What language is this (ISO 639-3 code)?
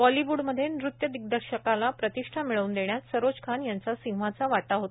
mar